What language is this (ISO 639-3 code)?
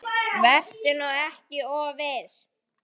isl